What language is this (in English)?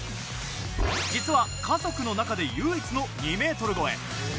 Japanese